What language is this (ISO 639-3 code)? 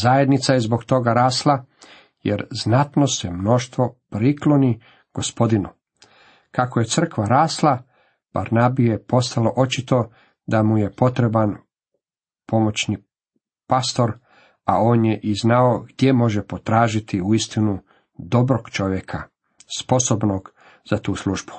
hrv